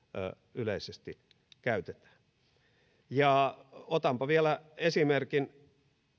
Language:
Finnish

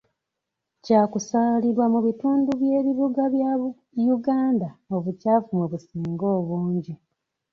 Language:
Ganda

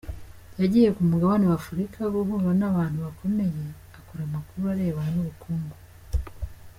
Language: Kinyarwanda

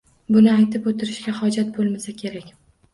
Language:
Uzbek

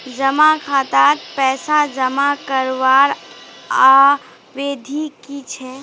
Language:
Magahi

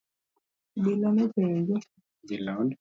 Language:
Luo (Kenya and Tanzania)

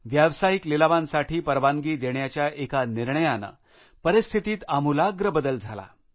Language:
Marathi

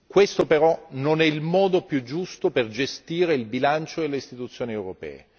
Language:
Italian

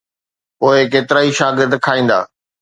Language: Sindhi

